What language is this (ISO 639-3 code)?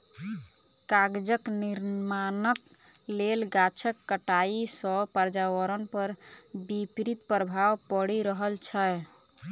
mai